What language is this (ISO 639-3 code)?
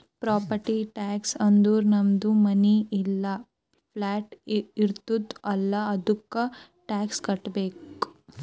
kan